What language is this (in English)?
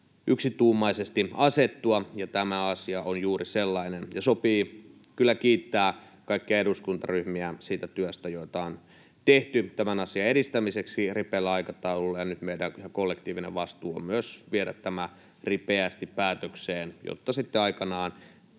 Finnish